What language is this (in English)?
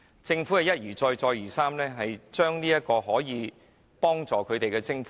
Cantonese